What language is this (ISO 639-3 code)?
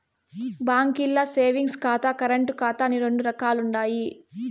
tel